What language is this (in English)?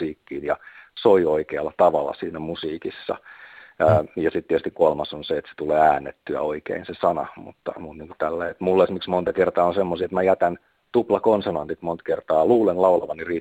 Finnish